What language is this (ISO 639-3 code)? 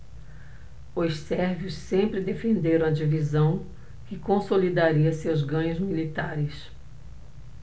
por